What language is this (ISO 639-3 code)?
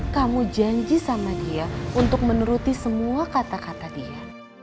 ind